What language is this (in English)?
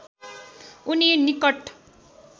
Nepali